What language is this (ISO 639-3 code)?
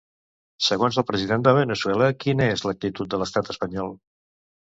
cat